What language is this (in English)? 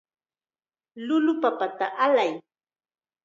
Chiquián Ancash Quechua